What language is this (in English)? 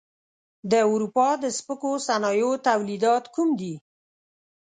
Pashto